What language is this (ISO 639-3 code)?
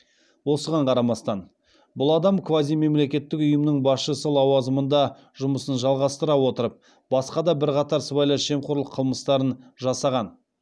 kaz